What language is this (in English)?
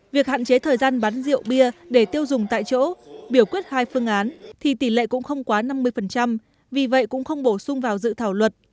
Vietnamese